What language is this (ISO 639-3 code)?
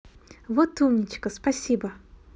rus